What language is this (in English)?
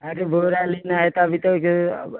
Hindi